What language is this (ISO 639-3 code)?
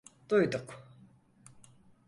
tur